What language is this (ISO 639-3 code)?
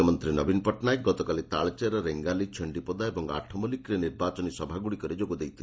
ori